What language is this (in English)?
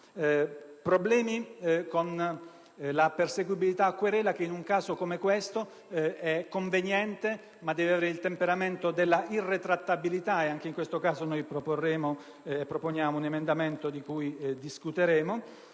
Italian